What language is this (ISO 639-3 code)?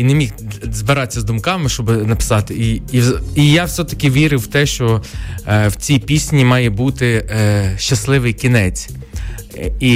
ukr